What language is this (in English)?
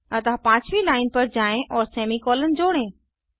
Hindi